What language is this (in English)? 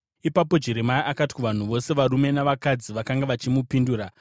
Shona